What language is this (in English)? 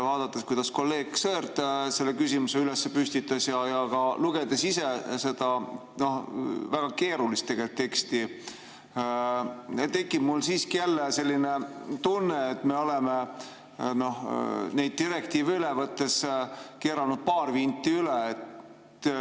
Estonian